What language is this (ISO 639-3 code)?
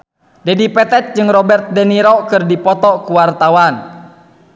sun